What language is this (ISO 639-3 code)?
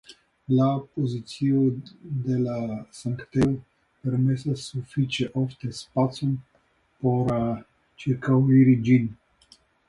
epo